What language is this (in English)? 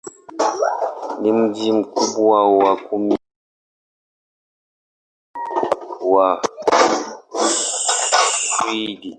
Swahili